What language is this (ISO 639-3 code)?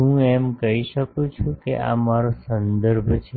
guj